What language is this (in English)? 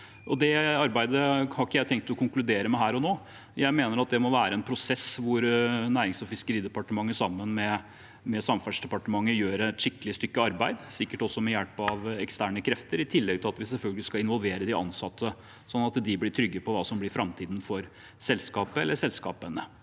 Norwegian